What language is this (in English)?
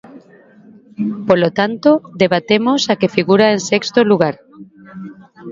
Galician